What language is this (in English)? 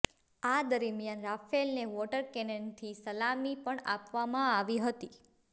Gujarati